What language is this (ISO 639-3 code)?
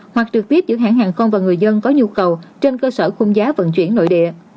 vie